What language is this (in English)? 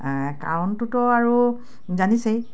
Assamese